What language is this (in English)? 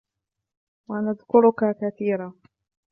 Arabic